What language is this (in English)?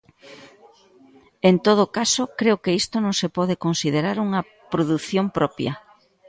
Galician